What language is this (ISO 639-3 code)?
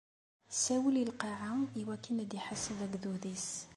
kab